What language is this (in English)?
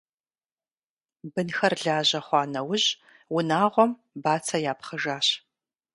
Kabardian